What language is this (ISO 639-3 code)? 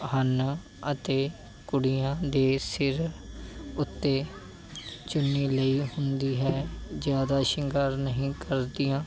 pan